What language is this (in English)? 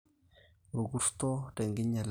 Masai